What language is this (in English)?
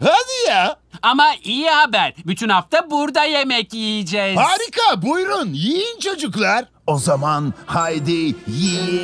Turkish